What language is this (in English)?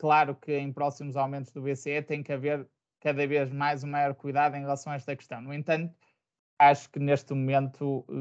Portuguese